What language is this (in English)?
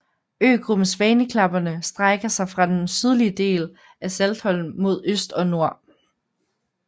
Danish